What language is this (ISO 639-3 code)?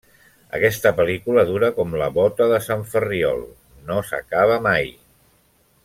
cat